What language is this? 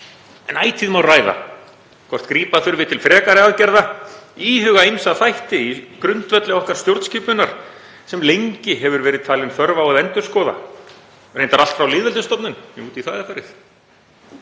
Icelandic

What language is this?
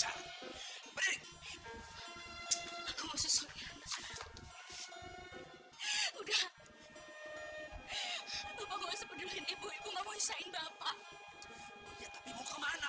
Indonesian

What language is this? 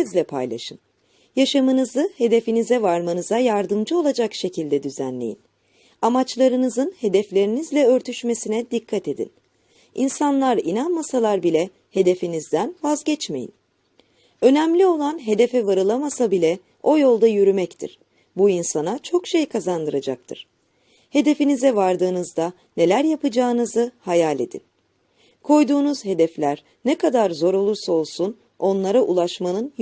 Turkish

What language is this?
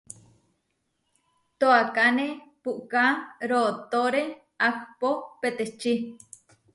Huarijio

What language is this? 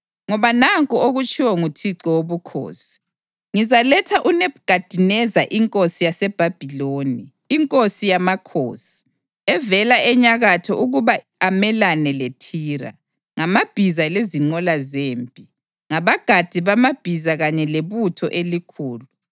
North Ndebele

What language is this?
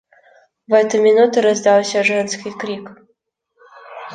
Russian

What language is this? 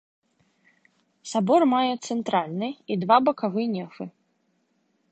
Belarusian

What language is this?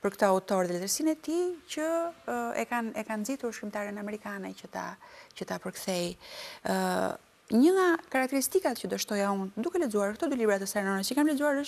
Romanian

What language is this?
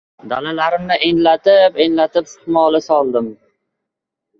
Uzbek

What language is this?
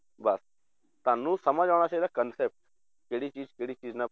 Punjabi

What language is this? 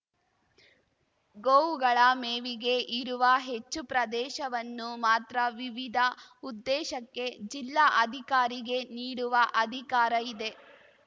Kannada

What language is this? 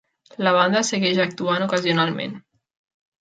Catalan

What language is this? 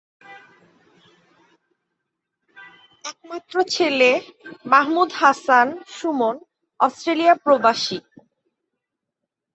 Bangla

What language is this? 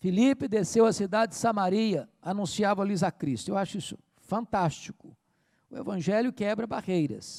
Portuguese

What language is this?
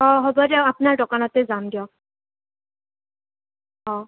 Assamese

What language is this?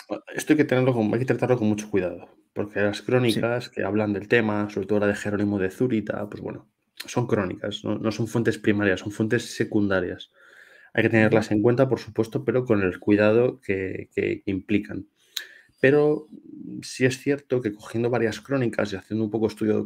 Spanish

